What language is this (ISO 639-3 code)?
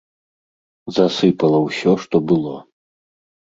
bel